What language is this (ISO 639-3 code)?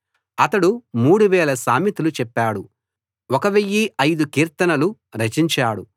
tel